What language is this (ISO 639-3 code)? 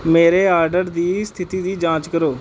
pan